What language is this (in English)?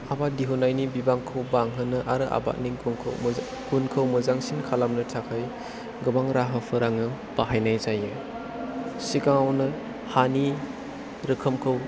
Bodo